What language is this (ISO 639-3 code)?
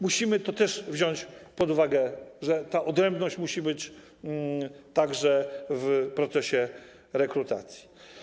pol